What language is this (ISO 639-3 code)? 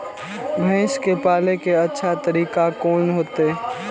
mai